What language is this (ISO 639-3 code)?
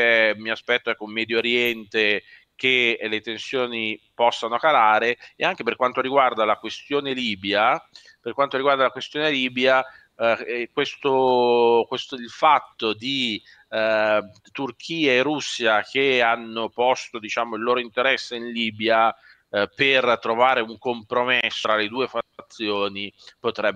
ita